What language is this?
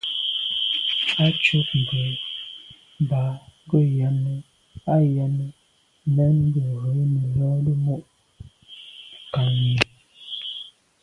Medumba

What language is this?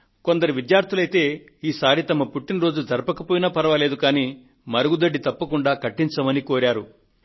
Telugu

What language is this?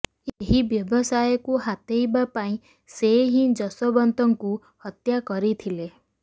Odia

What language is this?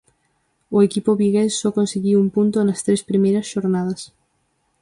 Galician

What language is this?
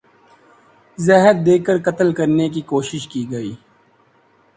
Urdu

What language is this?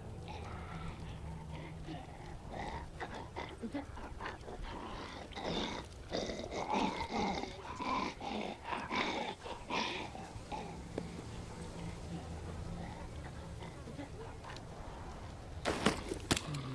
Turkish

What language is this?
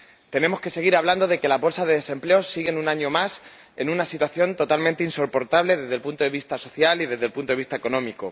Spanish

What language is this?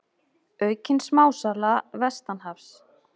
Icelandic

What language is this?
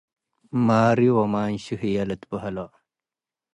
Tigre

